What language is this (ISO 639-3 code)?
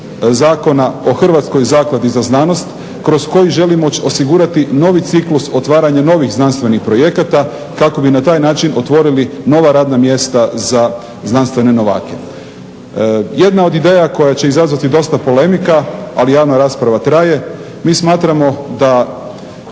hrv